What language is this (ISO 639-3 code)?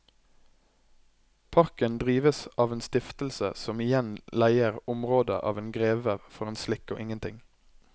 nor